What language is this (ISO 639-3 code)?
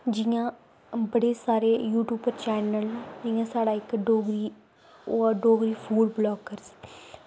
doi